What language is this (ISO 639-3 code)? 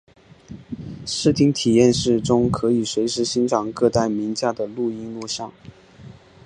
zho